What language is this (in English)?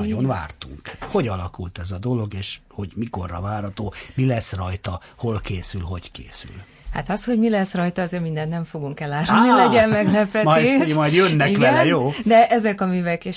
Hungarian